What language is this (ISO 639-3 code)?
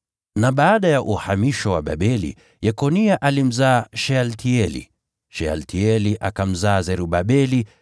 swa